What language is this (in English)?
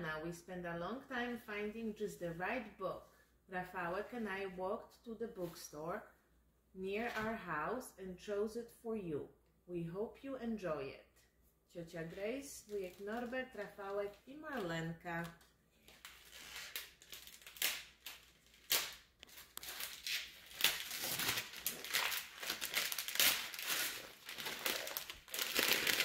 Polish